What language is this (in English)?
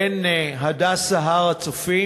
Hebrew